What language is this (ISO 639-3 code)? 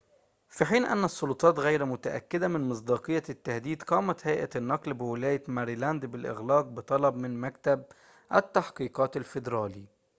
ara